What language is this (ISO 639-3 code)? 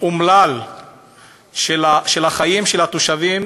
heb